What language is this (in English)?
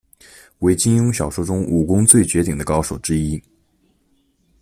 Chinese